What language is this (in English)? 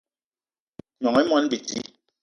Eton (Cameroon)